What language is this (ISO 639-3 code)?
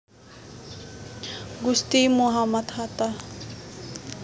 jav